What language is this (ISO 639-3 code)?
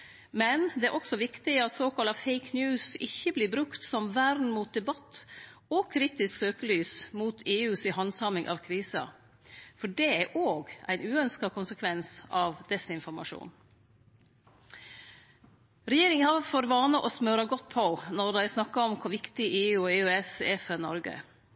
nno